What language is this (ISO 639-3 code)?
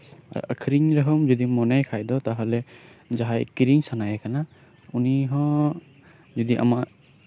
sat